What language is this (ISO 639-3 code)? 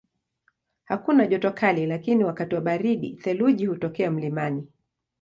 swa